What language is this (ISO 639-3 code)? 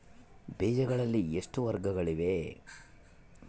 kan